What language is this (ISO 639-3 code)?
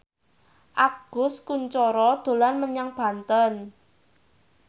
jav